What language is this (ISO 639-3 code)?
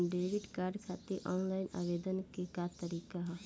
bho